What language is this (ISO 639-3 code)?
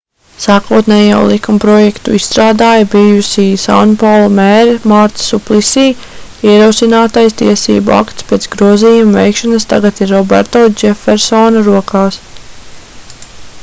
lav